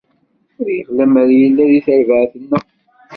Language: Kabyle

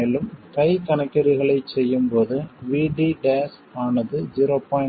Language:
Tamil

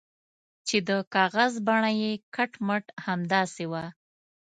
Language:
Pashto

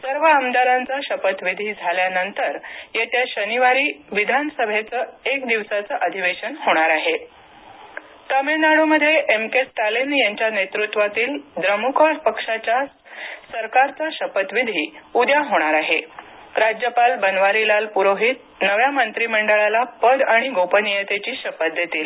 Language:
Marathi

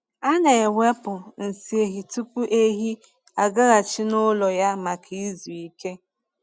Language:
Igbo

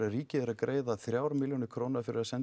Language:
Icelandic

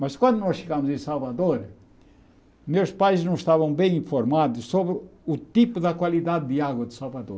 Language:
Portuguese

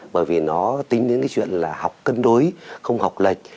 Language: Vietnamese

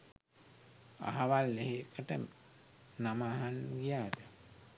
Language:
Sinhala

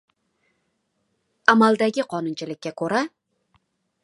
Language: Uzbek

